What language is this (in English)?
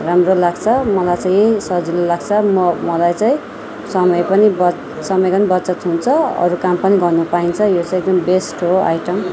Nepali